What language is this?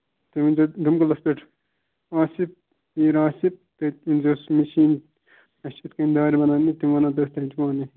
Kashmiri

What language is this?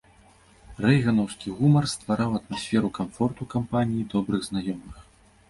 Belarusian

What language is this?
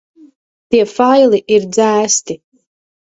Latvian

